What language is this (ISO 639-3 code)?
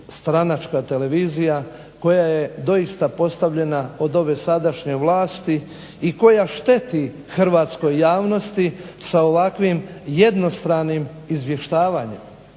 hrv